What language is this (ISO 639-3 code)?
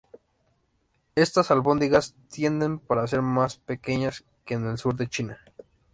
spa